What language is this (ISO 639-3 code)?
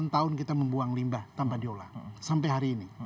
ind